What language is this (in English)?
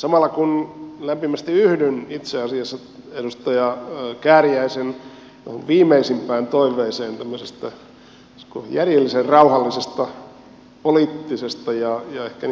Finnish